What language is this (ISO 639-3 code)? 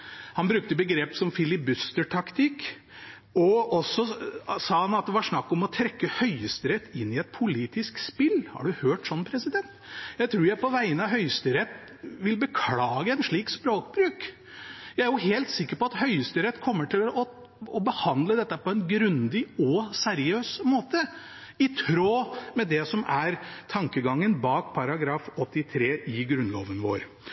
nob